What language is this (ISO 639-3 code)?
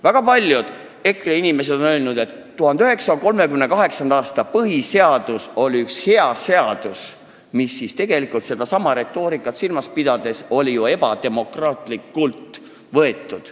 est